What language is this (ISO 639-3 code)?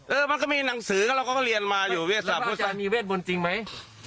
tha